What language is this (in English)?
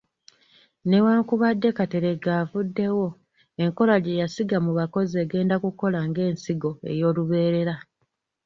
Ganda